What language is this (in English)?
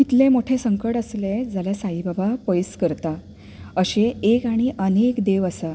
Konkani